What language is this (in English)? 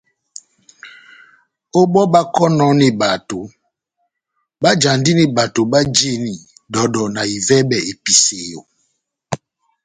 Batanga